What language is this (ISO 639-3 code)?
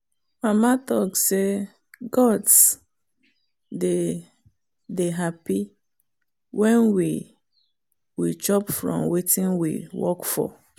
pcm